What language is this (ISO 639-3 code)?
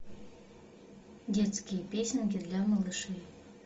rus